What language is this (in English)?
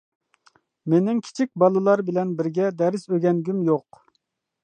Uyghur